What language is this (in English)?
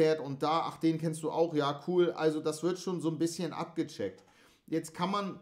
German